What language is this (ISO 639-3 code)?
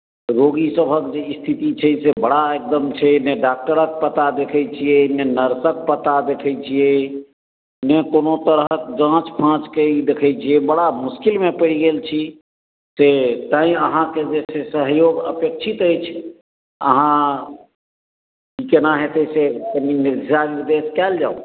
mai